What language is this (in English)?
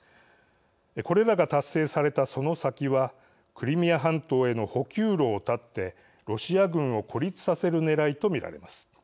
Japanese